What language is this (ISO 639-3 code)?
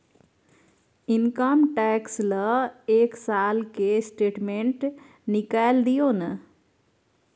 mai